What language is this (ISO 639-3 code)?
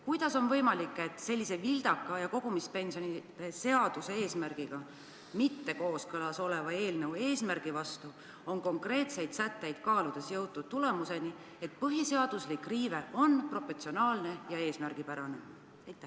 est